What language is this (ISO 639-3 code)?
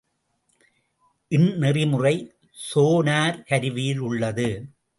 tam